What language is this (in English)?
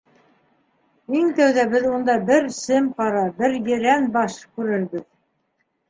Bashkir